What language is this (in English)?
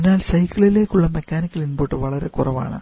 Malayalam